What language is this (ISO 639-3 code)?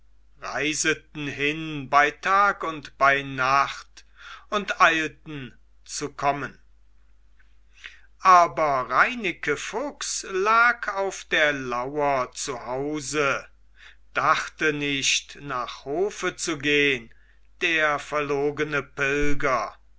deu